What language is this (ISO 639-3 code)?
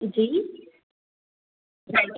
snd